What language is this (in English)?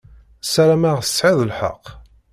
Kabyle